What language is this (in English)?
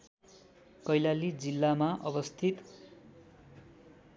Nepali